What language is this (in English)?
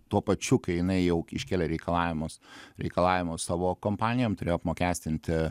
Lithuanian